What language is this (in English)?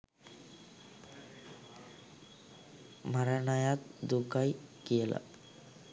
Sinhala